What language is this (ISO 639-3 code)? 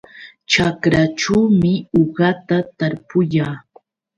qux